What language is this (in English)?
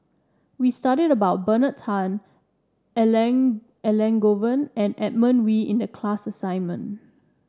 English